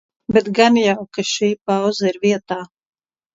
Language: Latvian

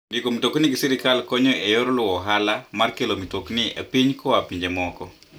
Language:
Luo (Kenya and Tanzania)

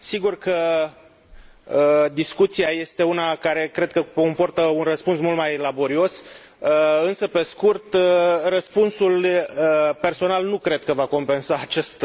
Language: Romanian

